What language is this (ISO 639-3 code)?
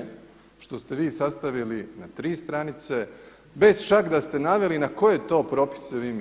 hrv